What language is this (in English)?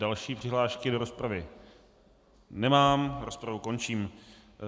Czech